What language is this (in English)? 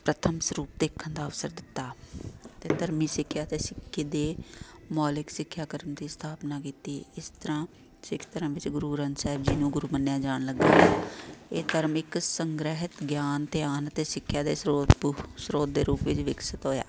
Punjabi